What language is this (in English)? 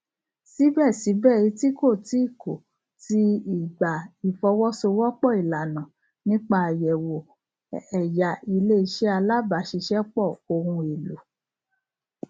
Yoruba